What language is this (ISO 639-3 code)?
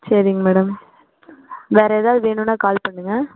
tam